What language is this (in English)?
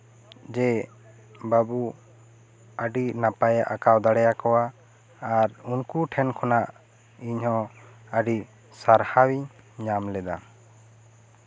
Santali